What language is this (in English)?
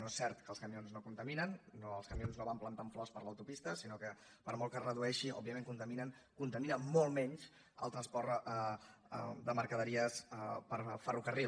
Catalan